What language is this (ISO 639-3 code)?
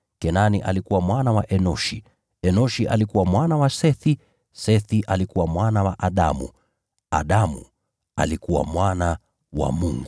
swa